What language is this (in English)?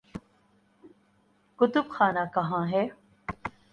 Urdu